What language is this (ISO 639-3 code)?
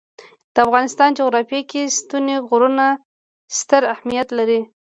pus